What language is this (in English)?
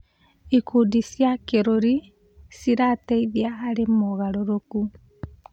Kikuyu